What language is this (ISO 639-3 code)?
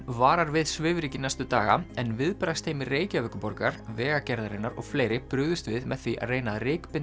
isl